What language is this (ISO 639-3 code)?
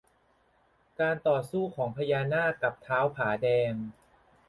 tha